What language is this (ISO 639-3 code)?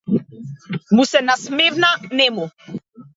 mkd